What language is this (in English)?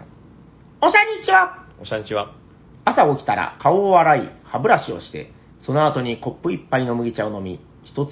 Japanese